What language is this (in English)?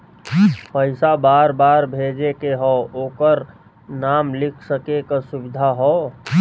Bhojpuri